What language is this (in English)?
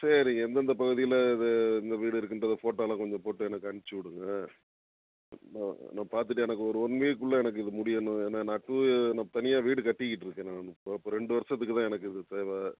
Tamil